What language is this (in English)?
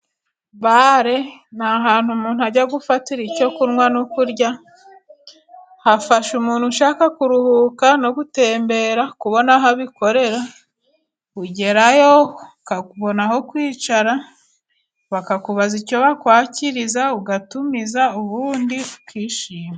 Kinyarwanda